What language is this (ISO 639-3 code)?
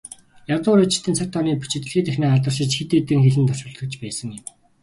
mon